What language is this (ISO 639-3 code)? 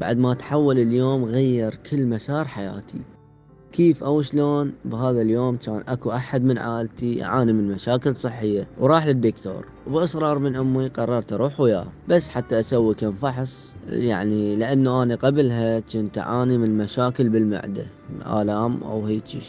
ara